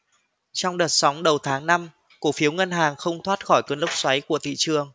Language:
Vietnamese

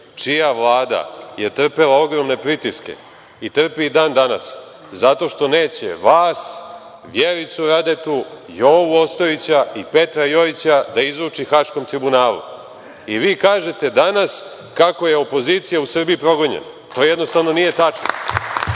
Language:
Serbian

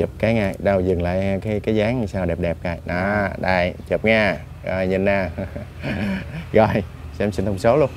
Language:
Vietnamese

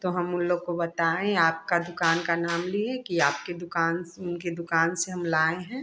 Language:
Hindi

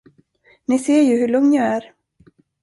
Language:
Swedish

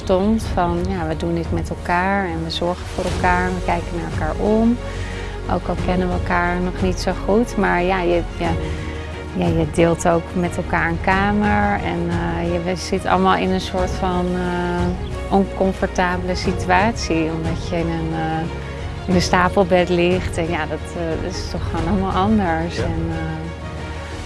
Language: Dutch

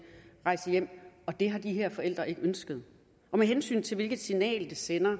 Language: Danish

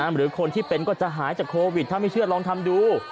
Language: Thai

